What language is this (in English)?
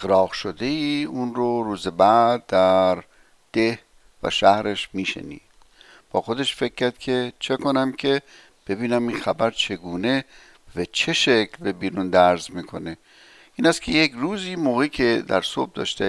Persian